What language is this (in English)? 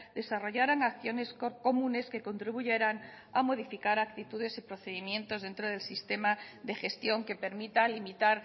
Spanish